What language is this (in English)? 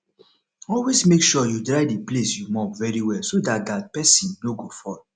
Nigerian Pidgin